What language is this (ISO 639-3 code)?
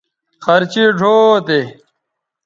btv